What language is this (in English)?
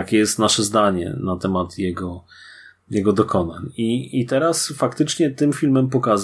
Polish